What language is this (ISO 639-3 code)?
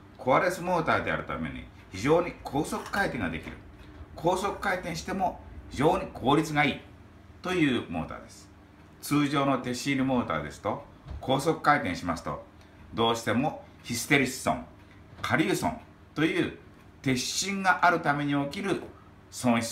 jpn